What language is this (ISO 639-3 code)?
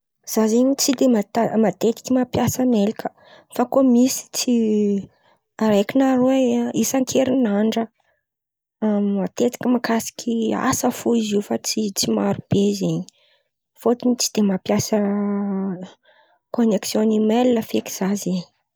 xmv